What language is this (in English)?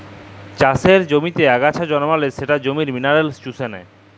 Bangla